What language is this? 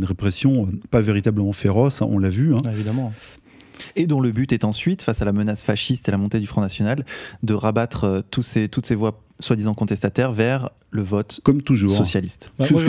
French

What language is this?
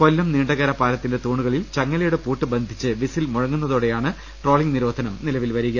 Malayalam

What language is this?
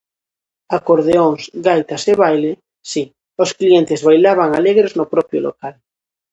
Galician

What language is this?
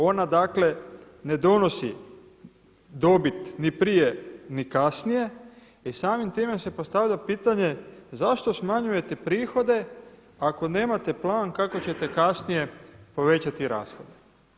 Croatian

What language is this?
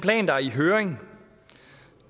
Danish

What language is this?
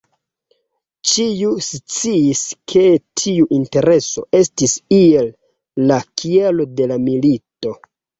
Esperanto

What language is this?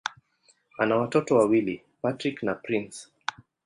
Swahili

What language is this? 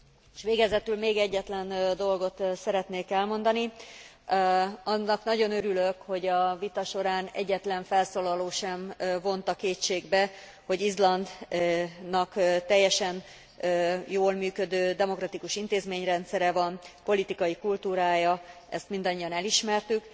Hungarian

